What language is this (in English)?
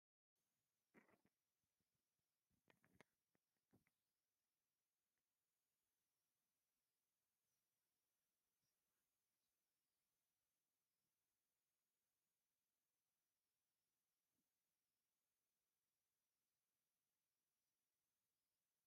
Tigrinya